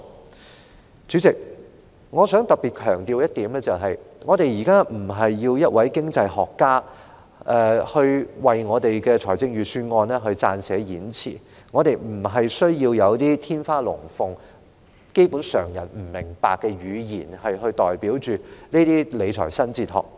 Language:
Cantonese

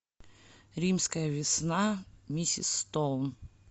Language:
Russian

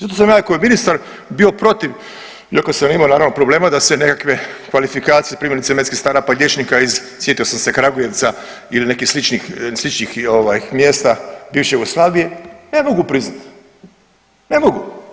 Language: Croatian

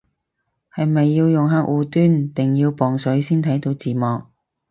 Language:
Cantonese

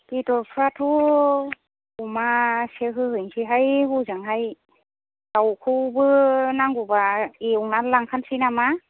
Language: Bodo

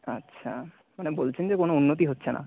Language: Bangla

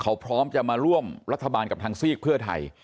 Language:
Thai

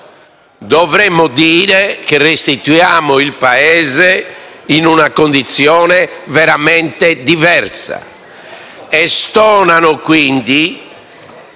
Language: Italian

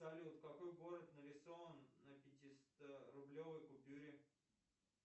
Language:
Russian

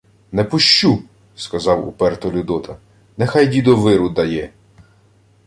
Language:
Ukrainian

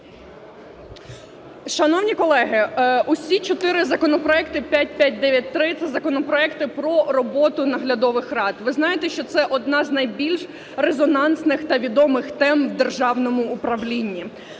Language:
Ukrainian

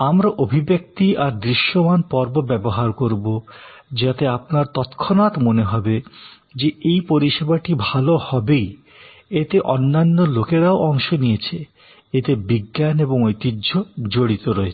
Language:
Bangla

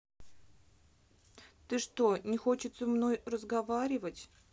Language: Russian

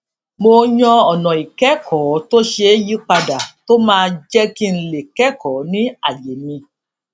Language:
Yoruba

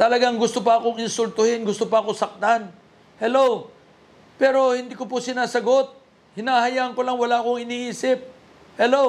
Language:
Filipino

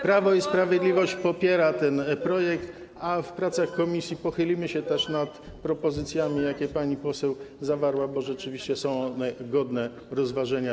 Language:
Polish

